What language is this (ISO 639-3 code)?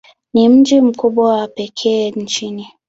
swa